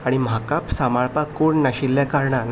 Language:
Konkani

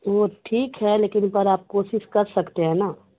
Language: Urdu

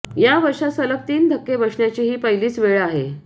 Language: Marathi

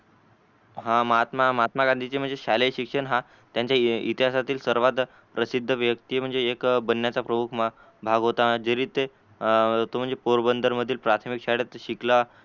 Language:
Marathi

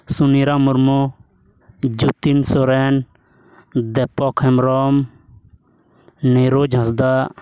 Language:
Santali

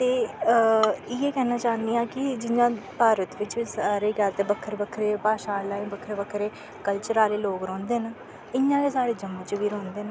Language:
Dogri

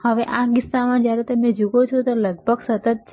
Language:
Gujarati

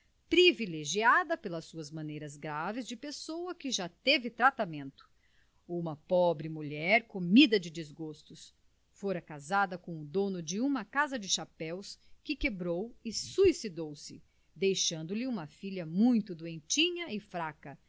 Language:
Portuguese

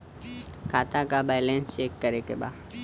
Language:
Bhojpuri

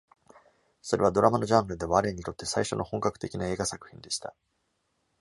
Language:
Japanese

